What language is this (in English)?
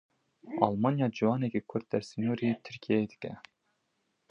Kurdish